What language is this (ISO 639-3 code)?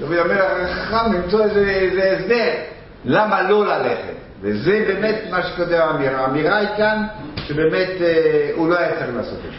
heb